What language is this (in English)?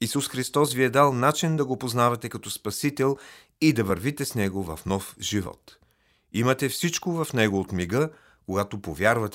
Bulgarian